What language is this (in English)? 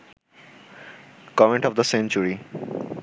Bangla